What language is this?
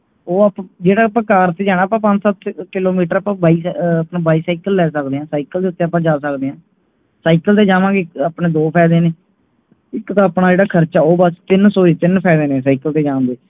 Punjabi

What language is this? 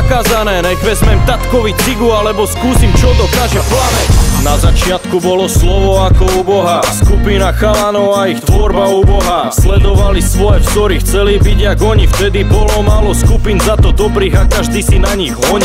Czech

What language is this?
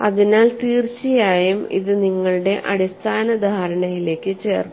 Malayalam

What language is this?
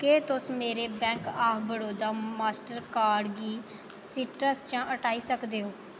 Dogri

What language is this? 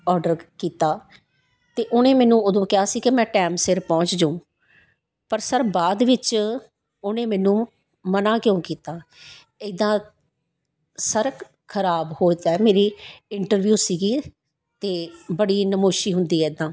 Punjabi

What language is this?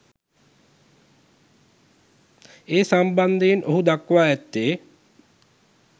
Sinhala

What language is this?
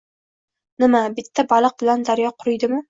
Uzbek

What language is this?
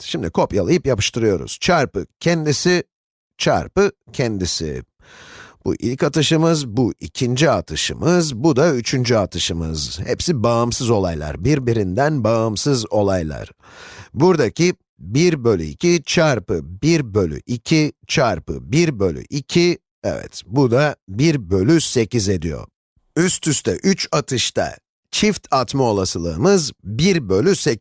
Turkish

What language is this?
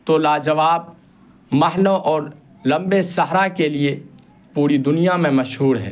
Urdu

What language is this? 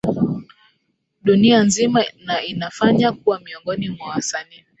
Swahili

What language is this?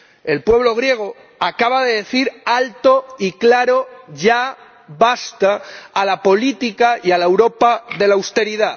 Spanish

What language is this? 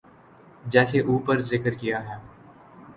Urdu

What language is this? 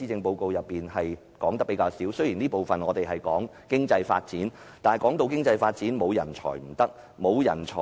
Cantonese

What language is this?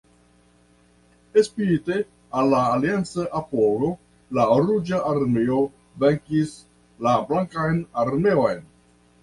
Esperanto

